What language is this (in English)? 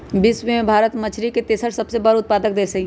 Magahi